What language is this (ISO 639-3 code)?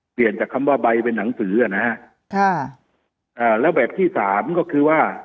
tha